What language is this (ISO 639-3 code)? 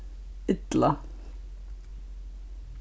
fao